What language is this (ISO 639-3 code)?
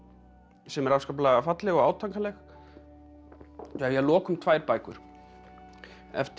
isl